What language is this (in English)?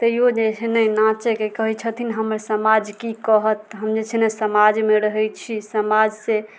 Maithili